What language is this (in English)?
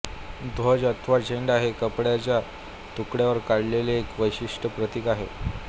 Marathi